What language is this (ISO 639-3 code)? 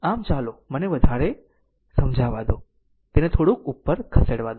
guj